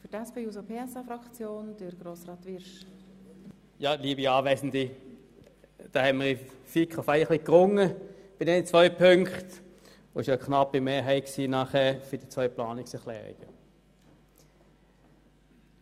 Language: Swiss German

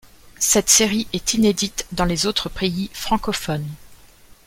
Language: French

